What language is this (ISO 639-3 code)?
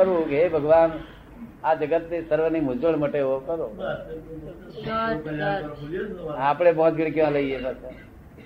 guj